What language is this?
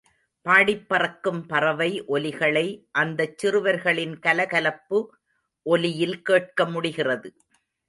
Tamil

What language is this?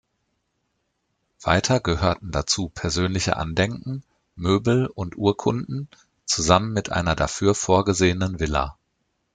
German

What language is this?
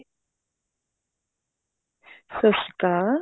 Punjabi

